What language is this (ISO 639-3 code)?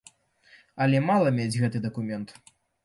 bel